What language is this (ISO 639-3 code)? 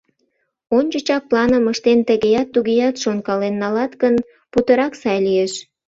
chm